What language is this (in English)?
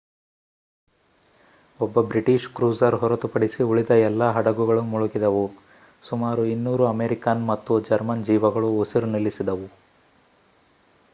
Kannada